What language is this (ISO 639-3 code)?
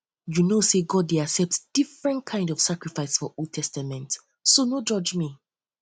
pcm